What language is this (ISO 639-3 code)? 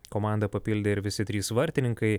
lit